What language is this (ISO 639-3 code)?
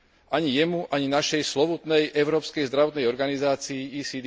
slk